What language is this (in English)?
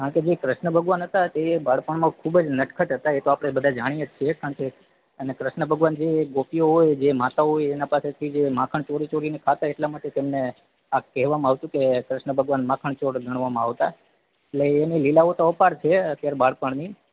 Gujarati